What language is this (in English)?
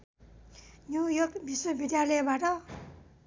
Nepali